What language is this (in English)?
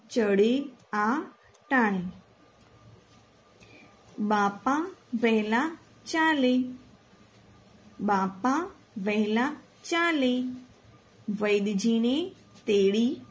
Gujarati